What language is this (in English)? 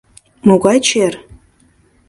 Mari